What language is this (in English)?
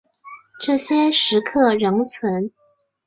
Chinese